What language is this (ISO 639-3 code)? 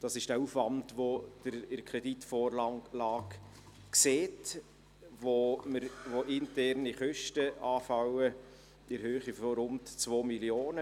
gsw